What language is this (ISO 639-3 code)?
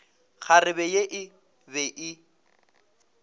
nso